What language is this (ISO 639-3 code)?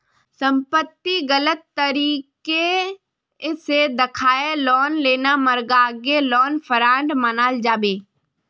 mag